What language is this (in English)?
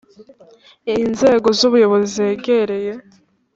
Kinyarwanda